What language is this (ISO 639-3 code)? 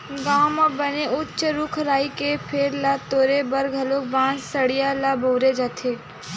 hne